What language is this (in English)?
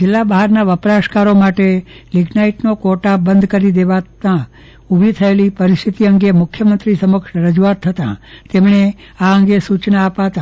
Gujarati